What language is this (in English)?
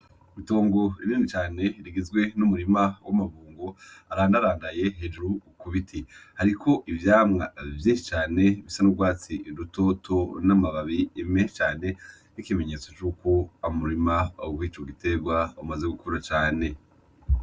Rundi